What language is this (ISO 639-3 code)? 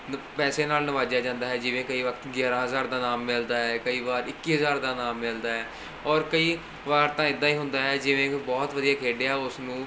pan